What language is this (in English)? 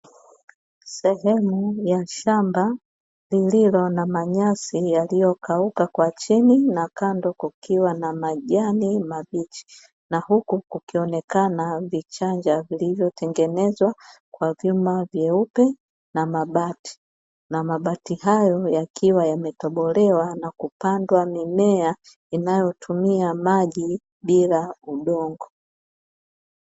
Swahili